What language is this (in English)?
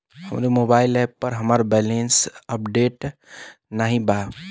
Bhojpuri